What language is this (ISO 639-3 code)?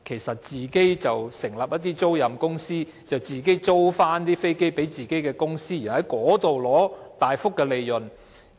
yue